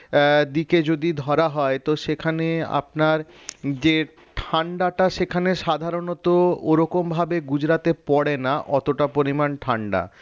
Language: Bangla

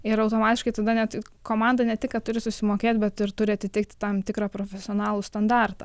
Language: Lithuanian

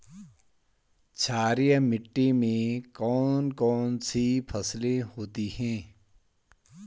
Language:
Hindi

